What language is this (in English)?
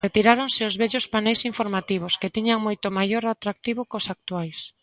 Galician